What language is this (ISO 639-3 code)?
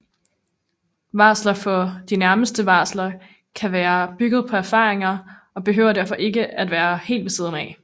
dan